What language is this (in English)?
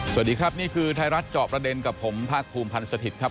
Thai